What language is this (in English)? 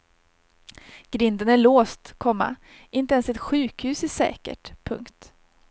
Swedish